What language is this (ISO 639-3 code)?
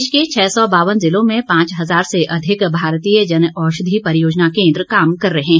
hin